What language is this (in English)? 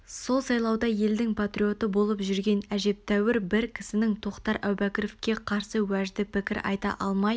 Kazakh